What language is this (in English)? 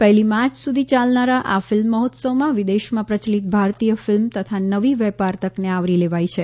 Gujarati